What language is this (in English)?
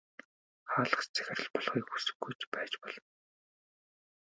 Mongolian